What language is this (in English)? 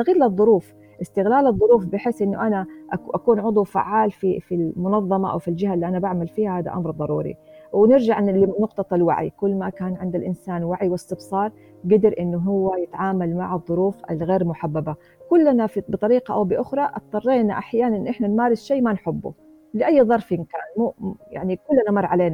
Arabic